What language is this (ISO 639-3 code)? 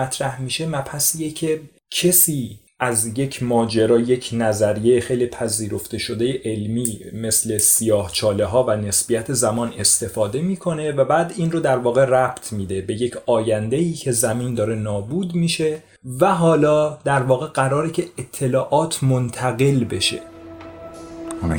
fas